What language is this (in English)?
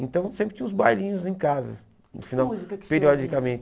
Portuguese